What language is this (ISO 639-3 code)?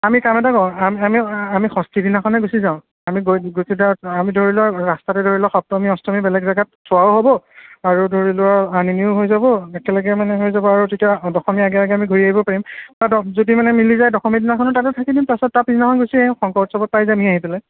asm